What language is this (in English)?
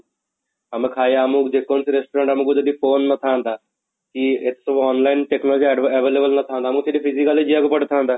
Odia